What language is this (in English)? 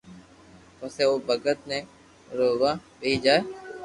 Loarki